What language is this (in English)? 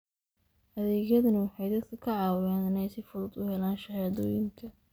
Somali